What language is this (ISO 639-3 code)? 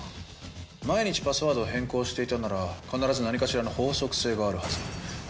jpn